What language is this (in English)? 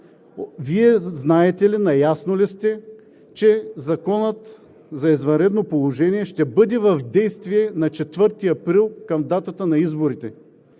Bulgarian